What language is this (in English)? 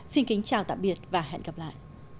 Vietnamese